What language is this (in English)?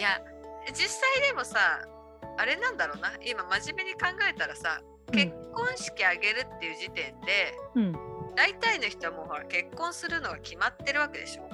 Japanese